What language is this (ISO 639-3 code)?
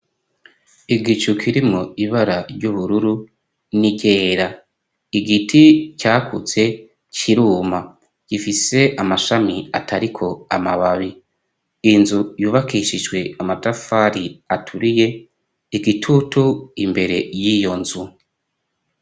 run